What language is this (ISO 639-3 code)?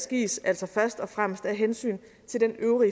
dan